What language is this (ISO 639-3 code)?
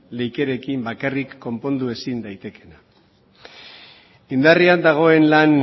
eus